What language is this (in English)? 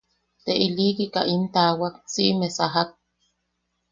Yaqui